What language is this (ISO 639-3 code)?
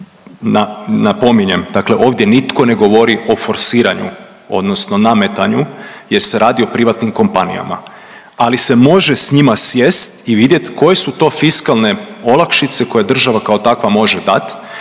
hrv